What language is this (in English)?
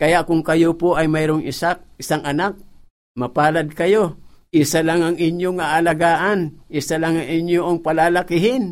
Filipino